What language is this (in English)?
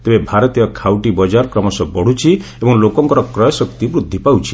Odia